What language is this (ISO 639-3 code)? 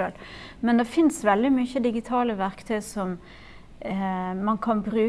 nor